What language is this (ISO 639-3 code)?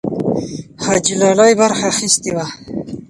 pus